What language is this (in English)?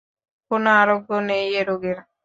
Bangla